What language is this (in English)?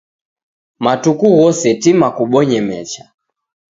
Taita